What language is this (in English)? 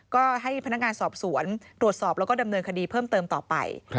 Thai